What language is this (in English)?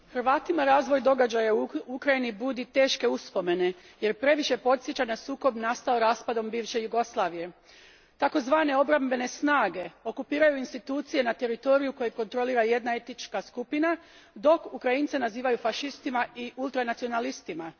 Croatian